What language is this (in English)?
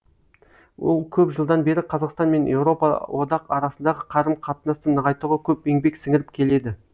Kazakh